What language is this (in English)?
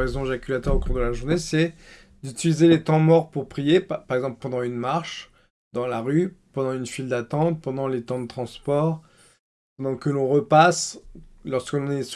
French